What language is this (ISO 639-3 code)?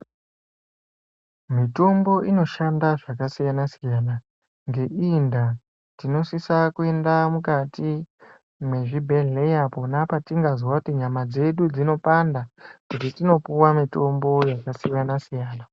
ndc